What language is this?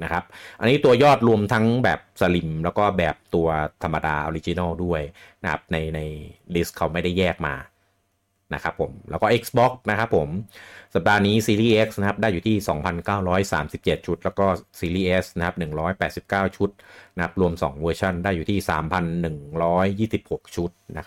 Thai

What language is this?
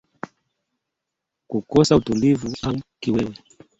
Swahili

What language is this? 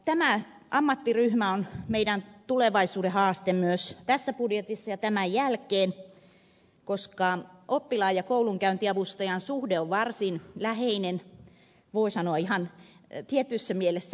Finnish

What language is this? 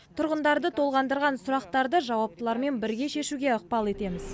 Kazakh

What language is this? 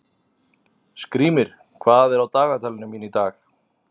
Icelandic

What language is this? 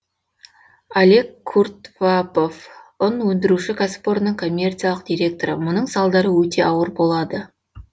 Kazakh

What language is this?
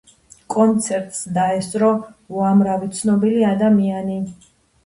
Georgian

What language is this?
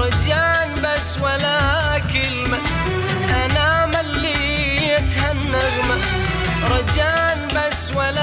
Arabic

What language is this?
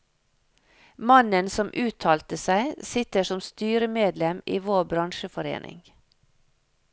Norwegian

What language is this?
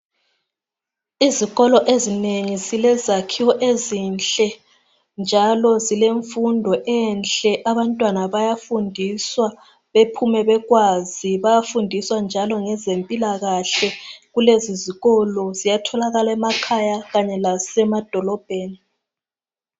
North Ndebele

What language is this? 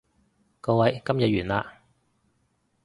Cantonese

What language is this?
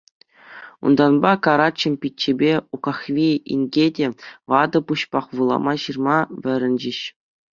Chuvash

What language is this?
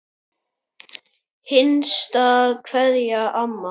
Icelandic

